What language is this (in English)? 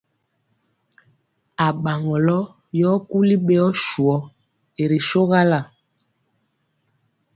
Mpiemo